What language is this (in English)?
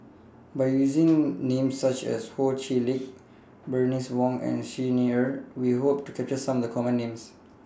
English